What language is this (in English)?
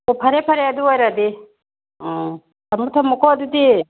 Manipuri